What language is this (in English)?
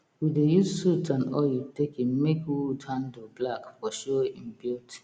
Nigerian Pidgin